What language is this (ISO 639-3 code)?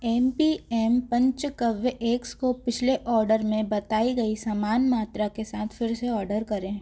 hin